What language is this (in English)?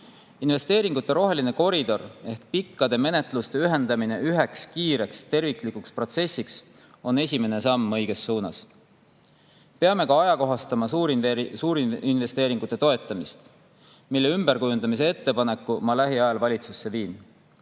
Estonian